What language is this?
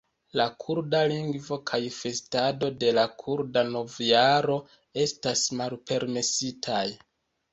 Esperanto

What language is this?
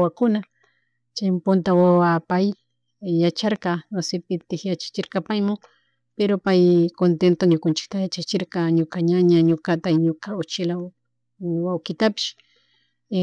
Chimborazo Highland Quichua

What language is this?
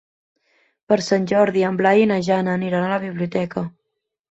Catalan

